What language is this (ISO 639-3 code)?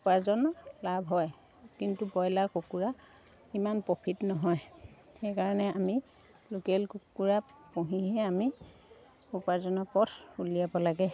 asm